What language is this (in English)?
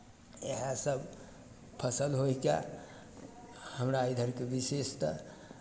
Maithili